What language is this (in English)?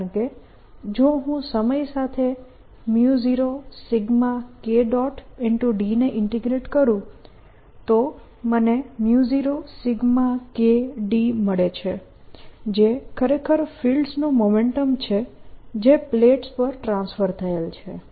Gujarati